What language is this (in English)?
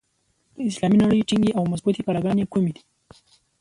Pashto